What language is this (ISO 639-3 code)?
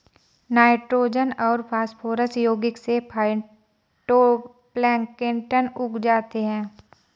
hin